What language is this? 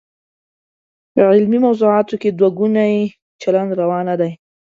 Pashto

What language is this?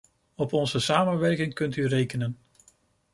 Dutch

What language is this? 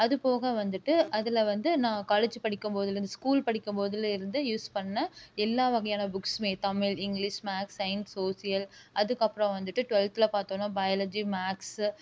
Tamil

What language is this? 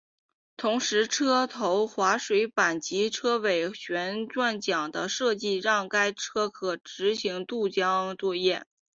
Chinese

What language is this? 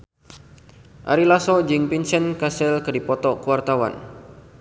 Sundanese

